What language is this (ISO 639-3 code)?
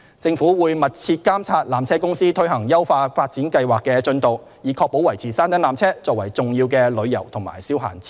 yue